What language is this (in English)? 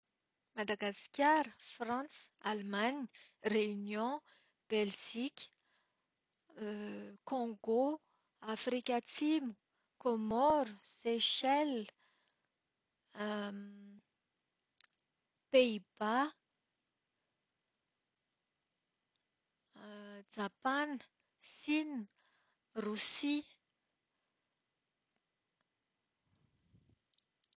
Malagasy